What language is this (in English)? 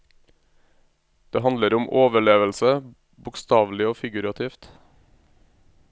Norwegian